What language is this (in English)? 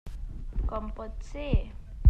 Catalan